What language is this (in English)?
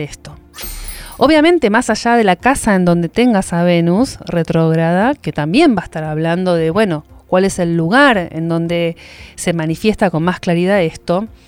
Spanish